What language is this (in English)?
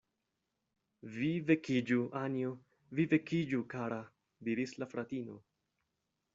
Esperanto